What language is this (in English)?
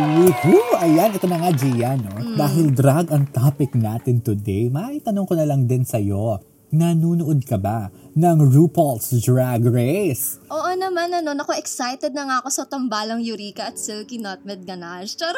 Filipino